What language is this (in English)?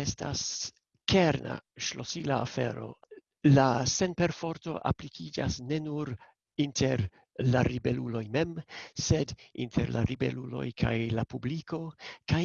Italian